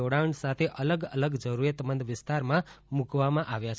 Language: Gujarati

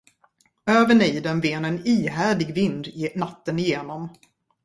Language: Swedish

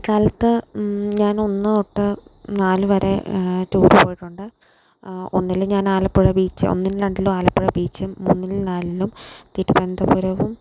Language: Malayalam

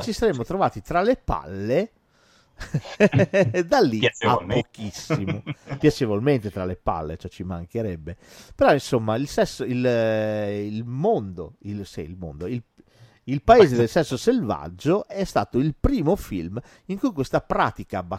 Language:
Italian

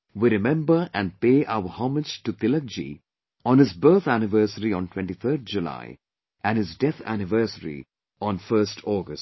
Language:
English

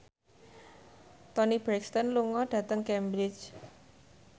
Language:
Javanese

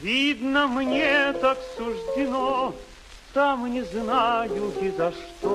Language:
Russian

